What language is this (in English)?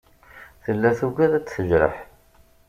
Kabyle